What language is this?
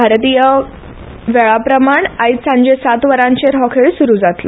Konkani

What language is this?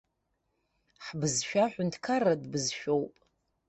Abkhazian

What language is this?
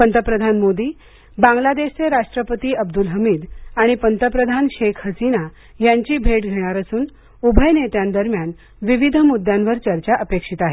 Marathi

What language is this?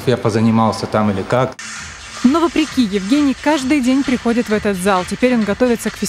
Russian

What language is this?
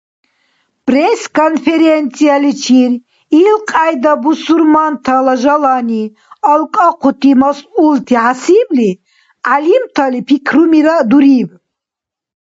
Dargwa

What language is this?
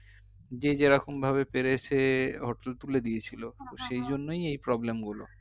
Bangla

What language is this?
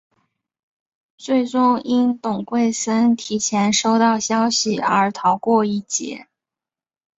Chinese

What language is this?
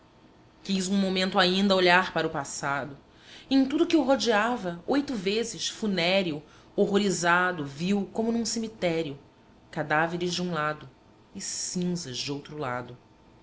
Portuguese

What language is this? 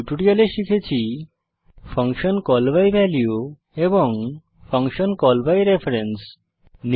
Bangla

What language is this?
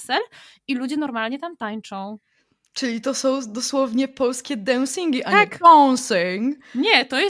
Polish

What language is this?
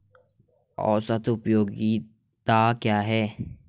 Hindi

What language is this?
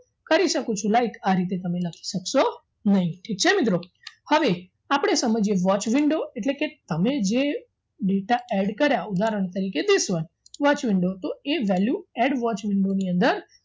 Gujarati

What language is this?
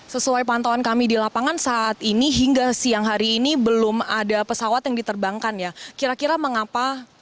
Indonesian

